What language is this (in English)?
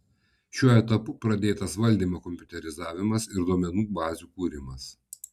Lithuanian